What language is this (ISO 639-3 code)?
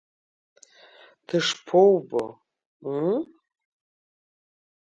abk